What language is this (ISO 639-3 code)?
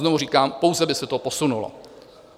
ces